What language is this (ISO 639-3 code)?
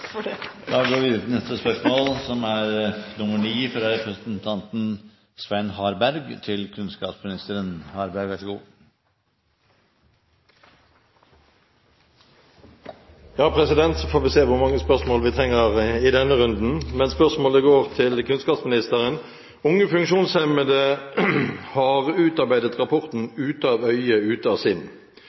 nor